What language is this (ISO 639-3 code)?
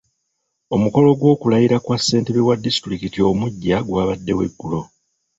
lug